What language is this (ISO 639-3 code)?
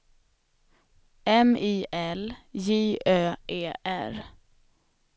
swe